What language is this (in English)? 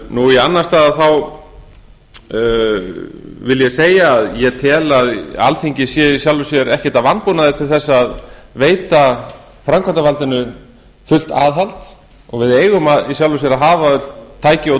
Icelandic